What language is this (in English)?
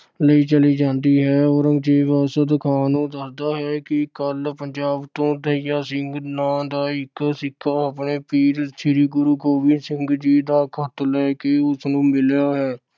Punjabi